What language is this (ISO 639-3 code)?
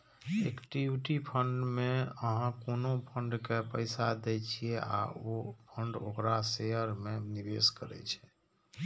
mai